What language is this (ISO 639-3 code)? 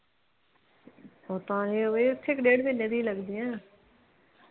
pan